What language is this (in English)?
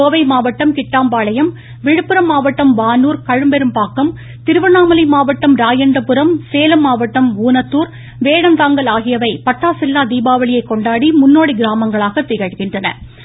Tamil